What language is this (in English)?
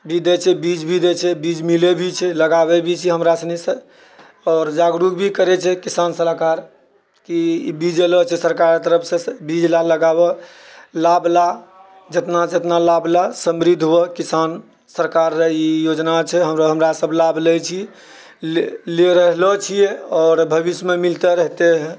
Maithili